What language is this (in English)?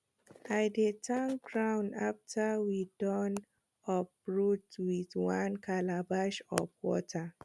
Nigerian Pidgin